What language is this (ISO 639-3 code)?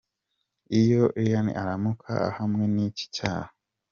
kin